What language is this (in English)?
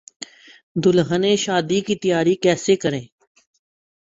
Urdu